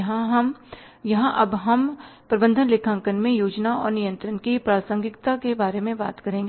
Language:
Hindi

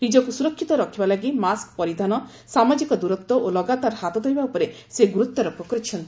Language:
Odia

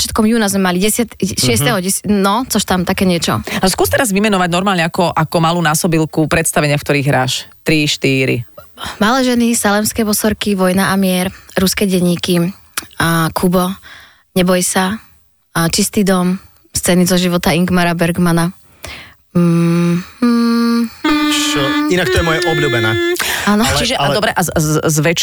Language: Slovak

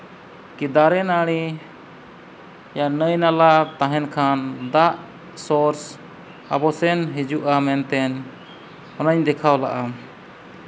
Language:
Santali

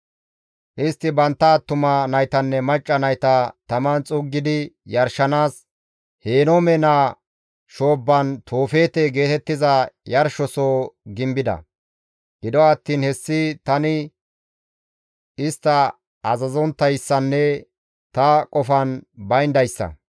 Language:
Gamo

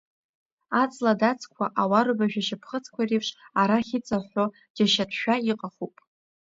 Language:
Abkhazian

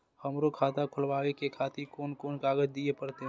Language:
Maithili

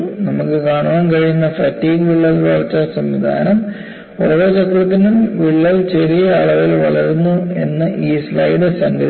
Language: Malayalam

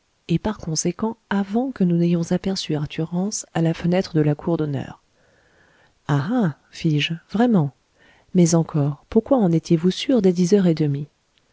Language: French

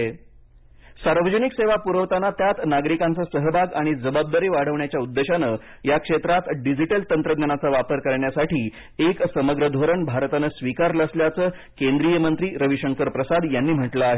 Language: Marathi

